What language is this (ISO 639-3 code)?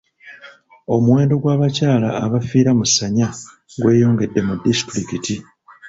lug